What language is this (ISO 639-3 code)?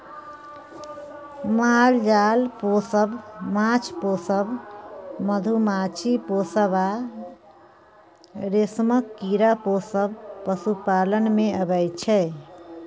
mai